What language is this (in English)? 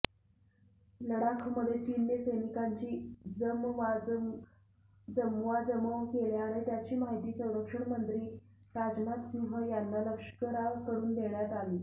Marathi